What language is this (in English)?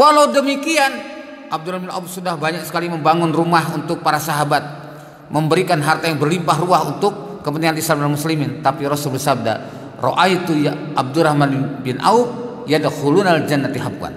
Indonesian